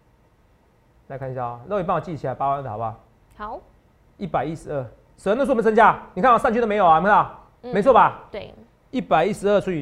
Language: Chinese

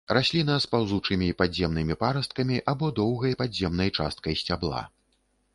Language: Belarusian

